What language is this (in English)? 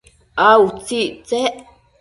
Matsés